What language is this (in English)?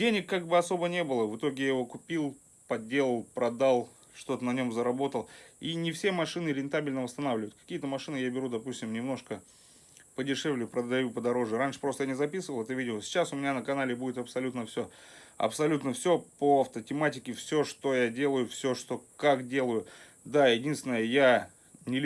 Russian